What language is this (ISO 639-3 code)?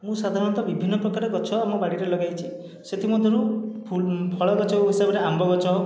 ori